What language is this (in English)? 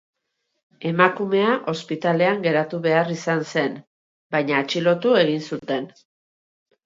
Basque